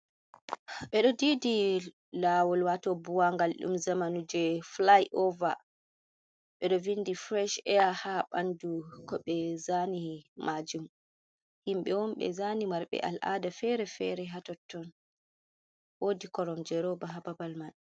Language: Fula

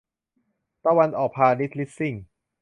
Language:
Thai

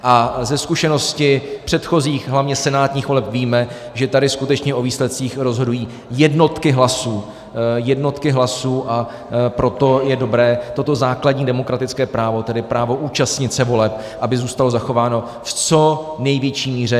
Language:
Czech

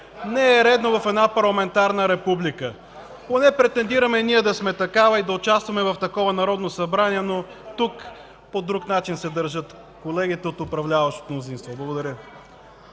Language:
Bulgarian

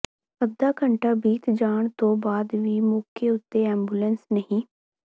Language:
Punjabi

